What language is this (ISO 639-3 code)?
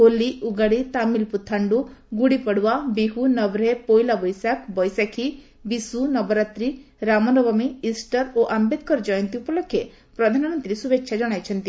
ori